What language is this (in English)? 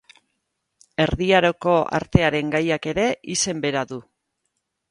Basque